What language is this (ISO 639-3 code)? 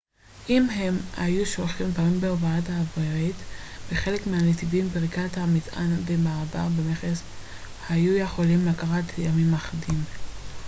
heb